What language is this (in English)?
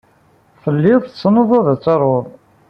Kabyle